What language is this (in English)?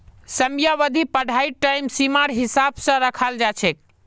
Magahi